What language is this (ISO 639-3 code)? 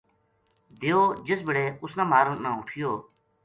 gju